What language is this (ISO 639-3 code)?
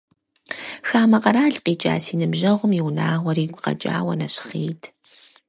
kbd